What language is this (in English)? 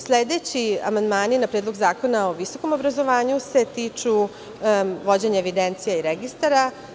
Serbian